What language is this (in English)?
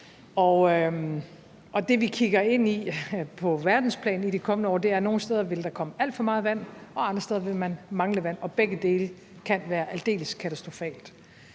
Danish